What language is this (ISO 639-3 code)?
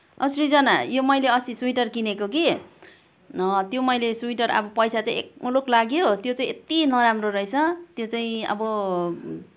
nep